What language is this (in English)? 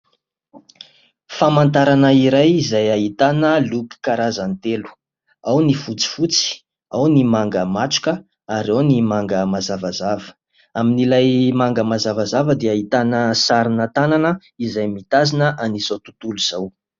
Malagasy